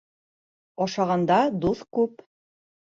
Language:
Bashkir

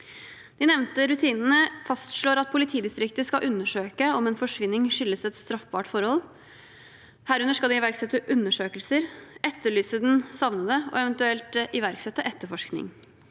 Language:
Norwegian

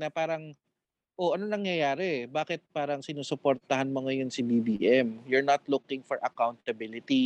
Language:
Filipino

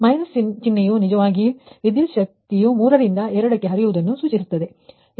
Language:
Kannada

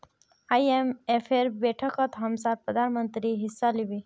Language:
Magahi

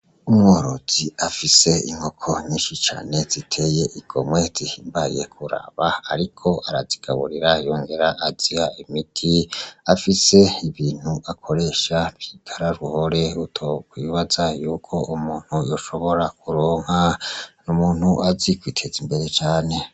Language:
Rundi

